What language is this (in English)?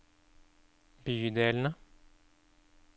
Norwegian